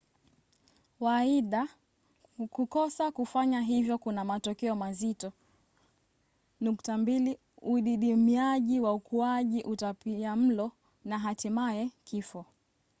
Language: Swahili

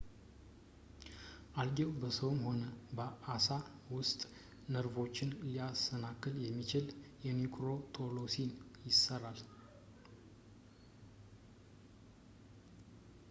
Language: Amharic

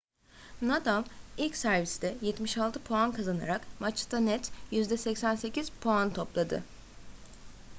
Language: Turkish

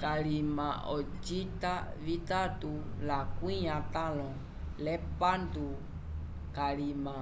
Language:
Umbundu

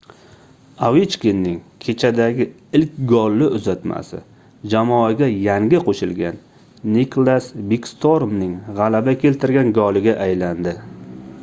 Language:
Uzbek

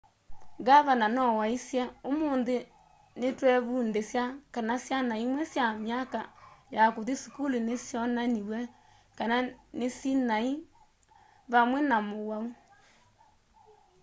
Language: Kamba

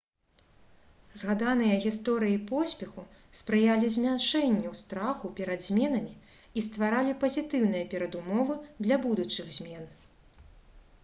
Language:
Belarusian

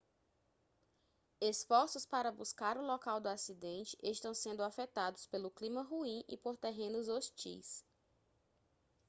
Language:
Portuguese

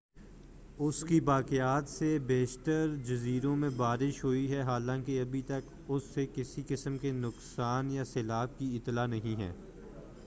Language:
Urdu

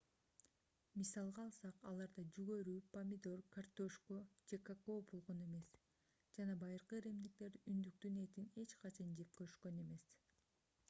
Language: Kyrgyz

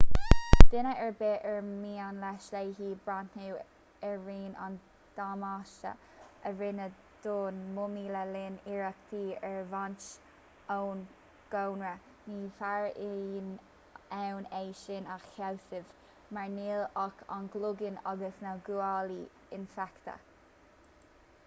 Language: Irish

